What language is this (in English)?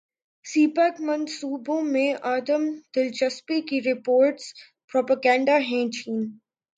Urdu